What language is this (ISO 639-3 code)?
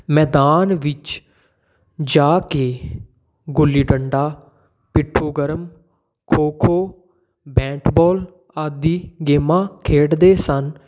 pan